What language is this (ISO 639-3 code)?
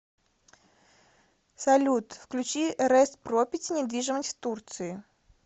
rus